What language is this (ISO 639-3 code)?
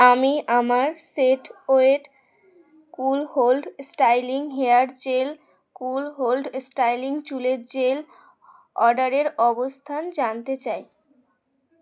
ben